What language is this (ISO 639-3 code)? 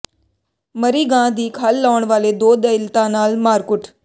pan